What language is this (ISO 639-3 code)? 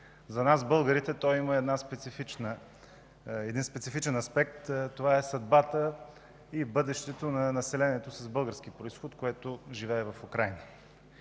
bul